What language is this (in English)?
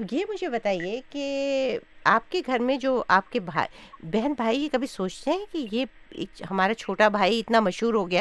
Urdu